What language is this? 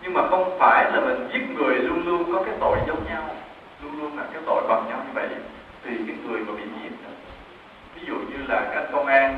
Vietnamese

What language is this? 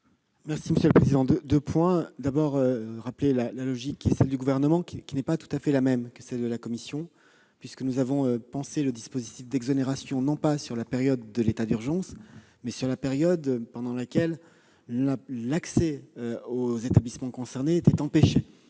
French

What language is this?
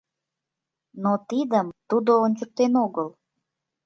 Mari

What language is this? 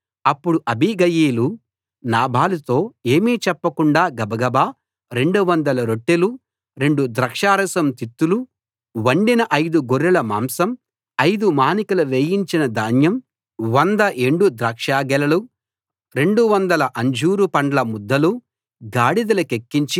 Telugu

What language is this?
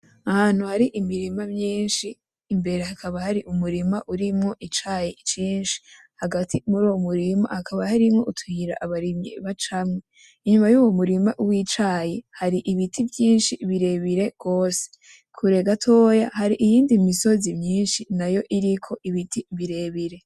Rundi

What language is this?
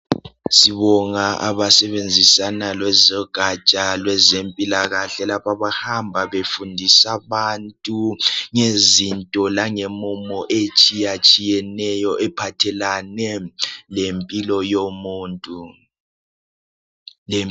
North Ndebele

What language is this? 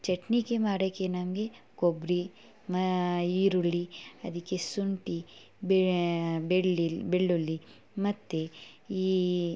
Kannada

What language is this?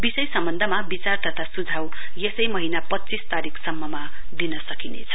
Nepali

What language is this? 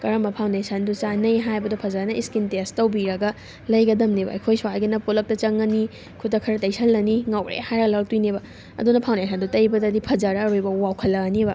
Manipuri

